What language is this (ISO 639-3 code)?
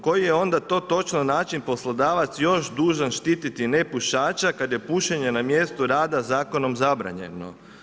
hrv